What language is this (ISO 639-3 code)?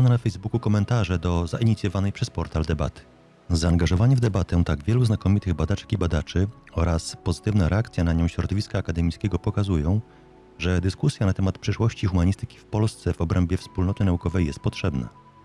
pol